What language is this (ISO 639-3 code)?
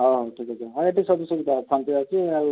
ori